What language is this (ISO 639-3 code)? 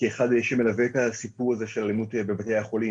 heb